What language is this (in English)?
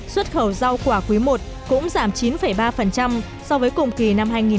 Vietnamese